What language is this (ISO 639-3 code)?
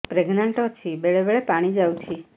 ori